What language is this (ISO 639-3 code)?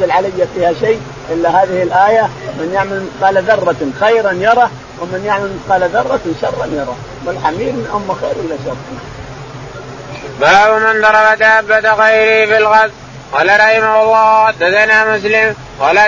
ara